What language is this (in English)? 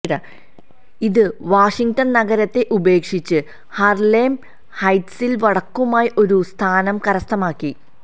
Malayalam